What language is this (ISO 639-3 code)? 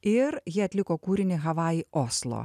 lit